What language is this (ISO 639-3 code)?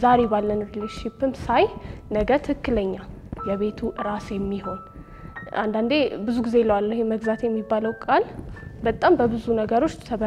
ara